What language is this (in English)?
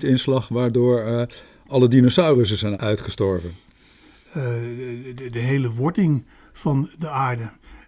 Dutch